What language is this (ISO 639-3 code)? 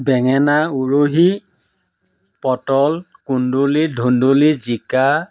asm